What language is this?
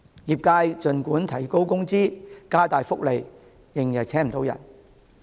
Cantonese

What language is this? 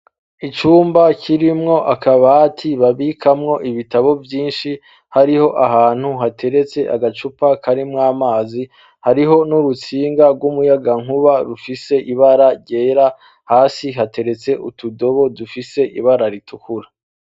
Rundi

